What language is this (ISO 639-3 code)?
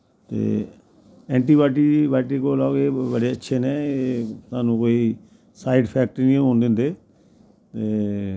doi